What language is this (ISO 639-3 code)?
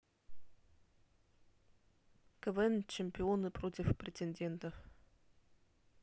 rus